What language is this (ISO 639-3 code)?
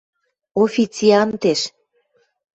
mrj